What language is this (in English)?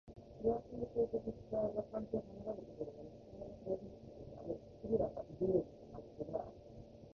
Japanese